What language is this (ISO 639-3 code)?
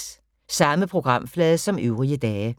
dan